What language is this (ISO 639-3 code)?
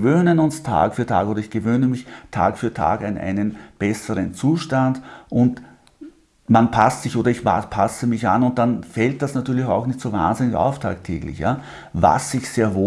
deu